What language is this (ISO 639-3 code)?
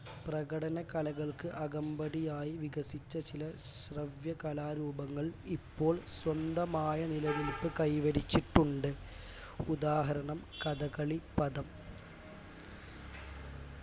mal